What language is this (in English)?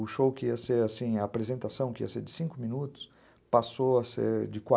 Portuguese